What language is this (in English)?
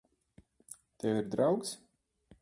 Latvian